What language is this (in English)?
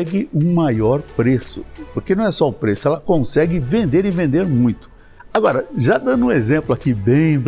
Portuguese